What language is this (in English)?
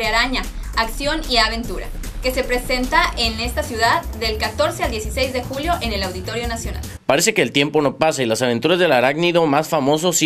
Spanish